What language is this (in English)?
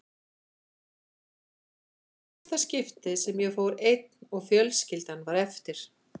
Icelandic